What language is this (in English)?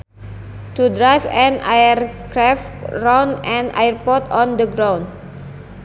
Sundanese